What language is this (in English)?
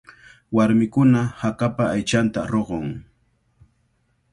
Cajatambo North Lima Quechua